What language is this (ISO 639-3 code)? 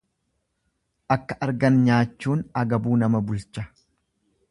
orm